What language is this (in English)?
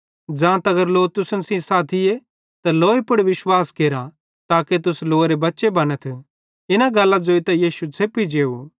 Bhadrawahi